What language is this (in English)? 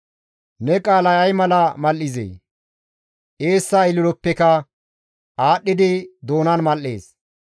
Gamo